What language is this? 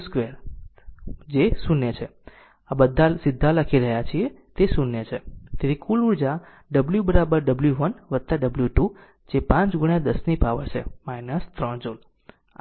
Gujarati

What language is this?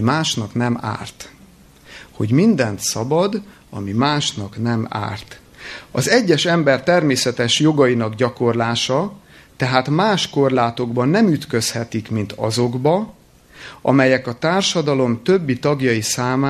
Hungarian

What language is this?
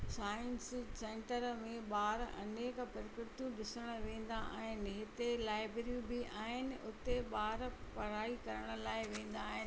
Sindhi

